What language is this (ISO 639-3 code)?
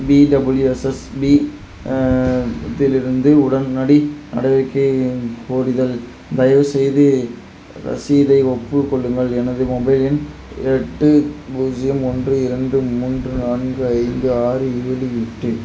tam